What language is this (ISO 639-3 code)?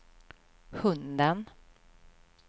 swe